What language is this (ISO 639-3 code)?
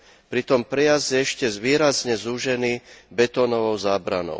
slk